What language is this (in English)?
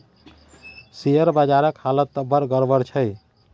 Maithili